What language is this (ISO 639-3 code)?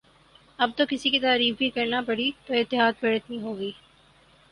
urd